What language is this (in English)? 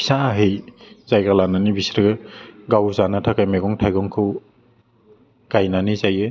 Bodo